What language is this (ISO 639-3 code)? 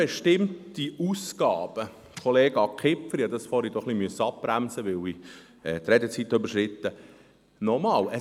gsw